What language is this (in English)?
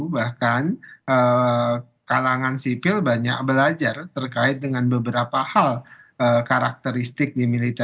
Indonesian